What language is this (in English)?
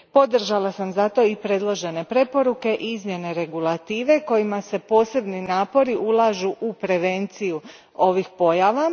Croatian